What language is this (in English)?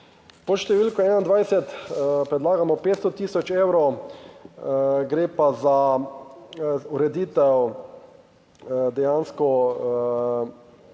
Slovenian